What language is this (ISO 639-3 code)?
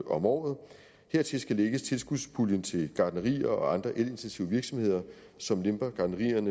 dan